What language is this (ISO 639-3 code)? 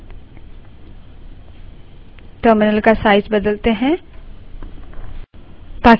hin